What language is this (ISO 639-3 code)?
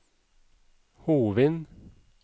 nor